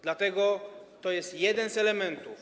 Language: Polish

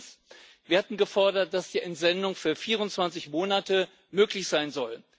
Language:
German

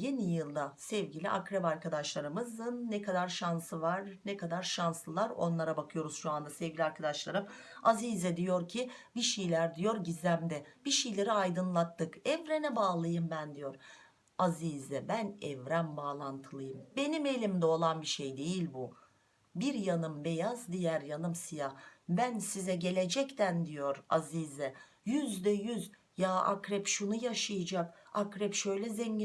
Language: Turkish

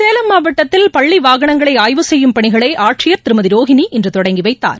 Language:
Tamil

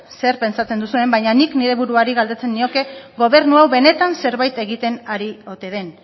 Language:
Basque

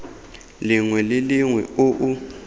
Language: Tswana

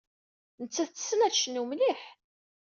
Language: Kabyle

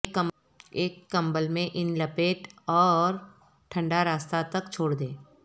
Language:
Urdu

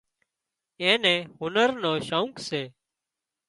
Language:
Wadiyara Koli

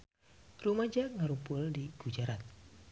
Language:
Sundanese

